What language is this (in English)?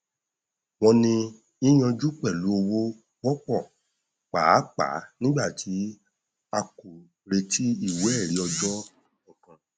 Yoruba